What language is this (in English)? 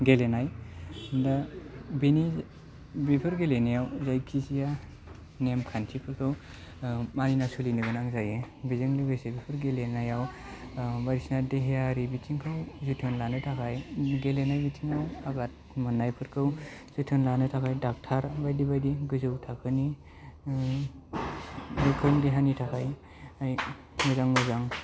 Bodo